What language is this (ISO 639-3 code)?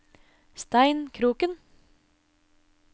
nor